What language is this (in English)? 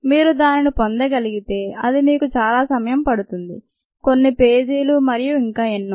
Telugu